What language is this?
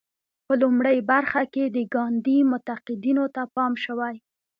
Pashto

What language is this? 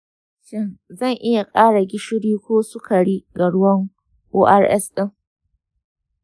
Hausa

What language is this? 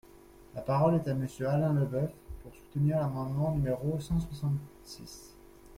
French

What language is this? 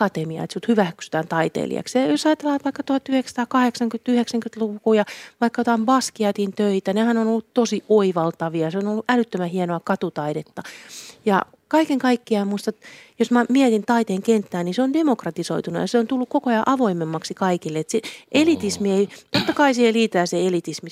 Finnish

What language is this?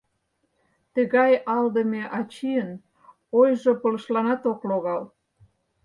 Mari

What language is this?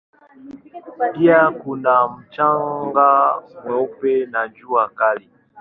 Swahili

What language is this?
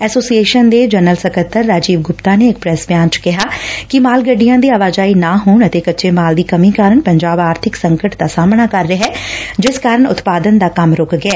Punjabi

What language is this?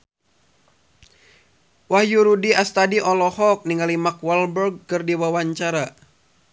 Sundanese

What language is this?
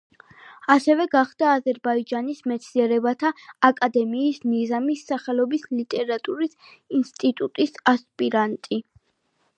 Georgian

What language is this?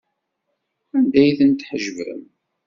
Kabyle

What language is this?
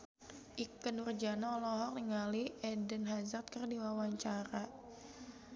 Sundanese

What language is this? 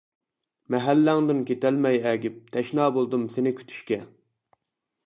Uyghur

